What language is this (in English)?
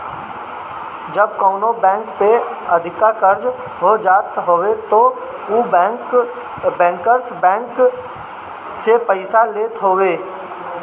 Bhojpuri